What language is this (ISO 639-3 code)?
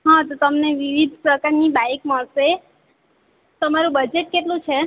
guj